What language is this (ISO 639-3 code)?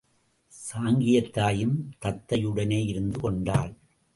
tam